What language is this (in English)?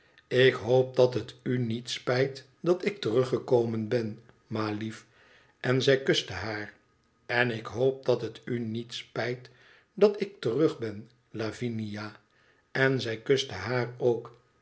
Dutch